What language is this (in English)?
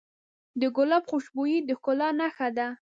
Pashto